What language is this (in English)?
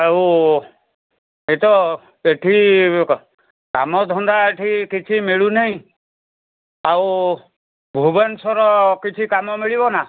Odia